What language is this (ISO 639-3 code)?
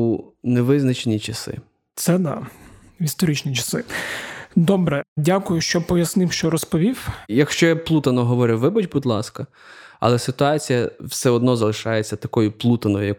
ukr